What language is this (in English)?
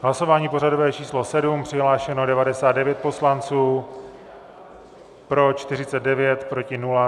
Czech